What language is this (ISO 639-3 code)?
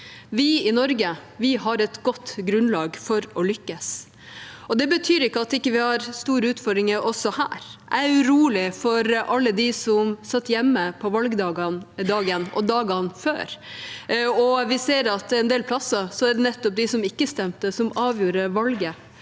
nor